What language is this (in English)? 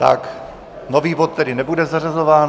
Czech